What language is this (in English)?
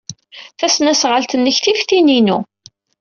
Kabyle